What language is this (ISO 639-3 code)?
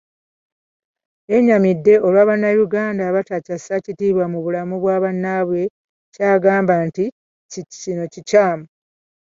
lug